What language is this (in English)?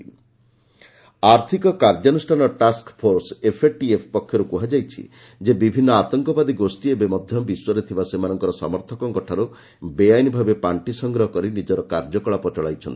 Odia